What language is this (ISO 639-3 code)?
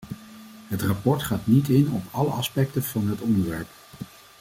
nld